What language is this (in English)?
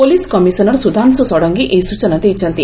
Odia